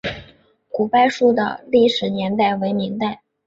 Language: Chinese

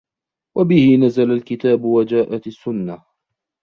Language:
Arabic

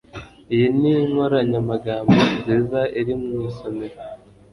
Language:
Kinyarwanda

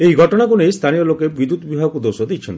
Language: Odia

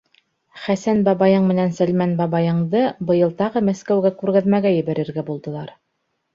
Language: Bashkir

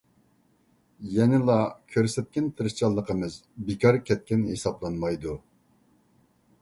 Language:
Uyghur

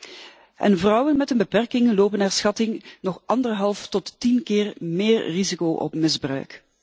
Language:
Dutch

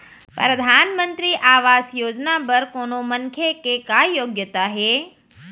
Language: Chhattisgarhi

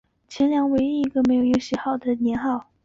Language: Chinese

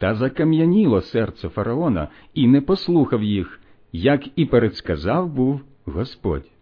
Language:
Ukrainian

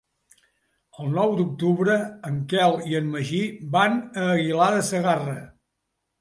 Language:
Catalan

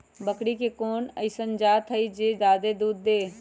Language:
Magahi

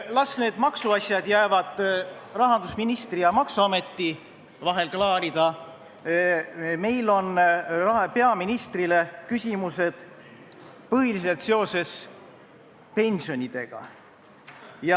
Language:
Estonian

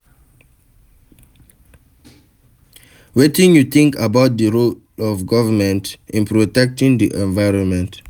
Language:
Nigerian Pidgin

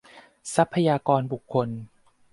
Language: Thai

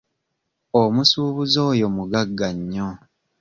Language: Ganda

